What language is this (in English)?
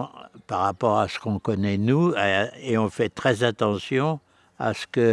French